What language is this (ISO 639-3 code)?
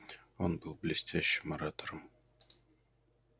rus